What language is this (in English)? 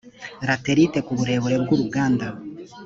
Kinyarwanda